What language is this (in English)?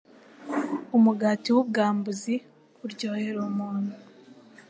Kinyarwanda